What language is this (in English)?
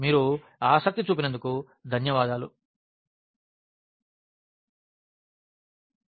Telugu